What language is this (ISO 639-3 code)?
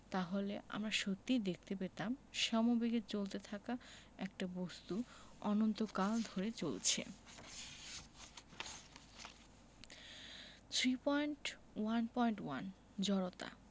ben